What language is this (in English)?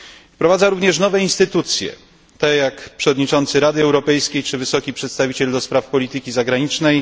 Polish